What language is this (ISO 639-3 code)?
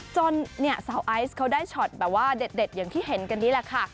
tha